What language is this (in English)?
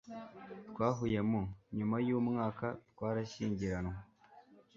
Kinyarwanda